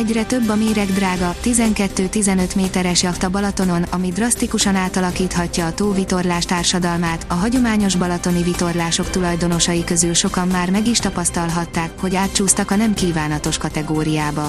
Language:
Hungarian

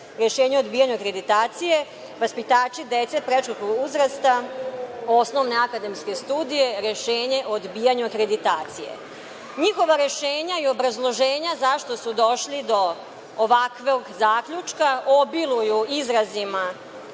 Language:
Serbian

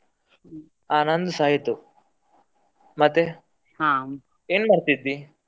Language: Kannada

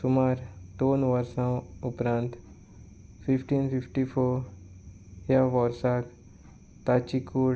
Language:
Konkani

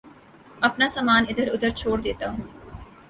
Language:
Urdu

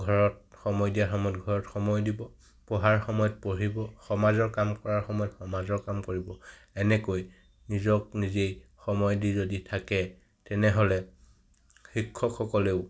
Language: Assamese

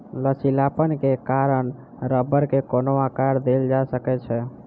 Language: Maithili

